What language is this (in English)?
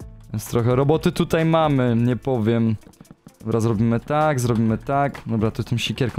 Polish